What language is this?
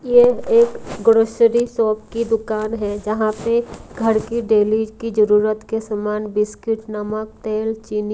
Hindi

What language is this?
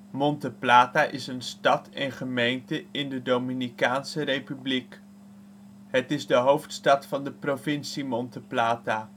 Dutch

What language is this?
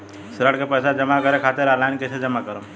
Bhojpuri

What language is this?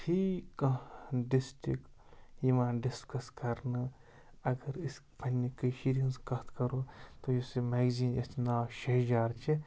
Kashmiri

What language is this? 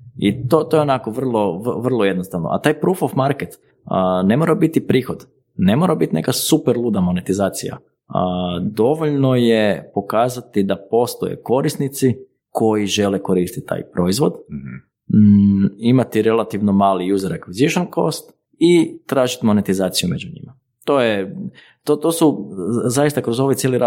Croatian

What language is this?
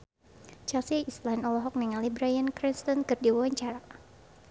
Sundanese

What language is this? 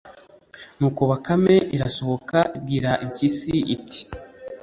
Kinyarwanda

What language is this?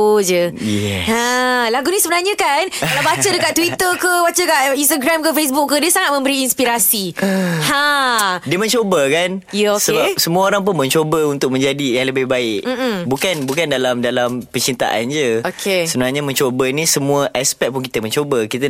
Malay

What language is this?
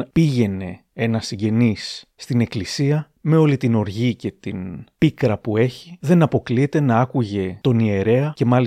Greek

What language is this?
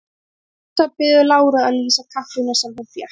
Icelandic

